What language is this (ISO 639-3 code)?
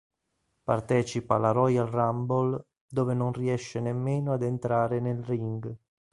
ita